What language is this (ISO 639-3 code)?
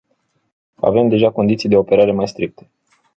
ron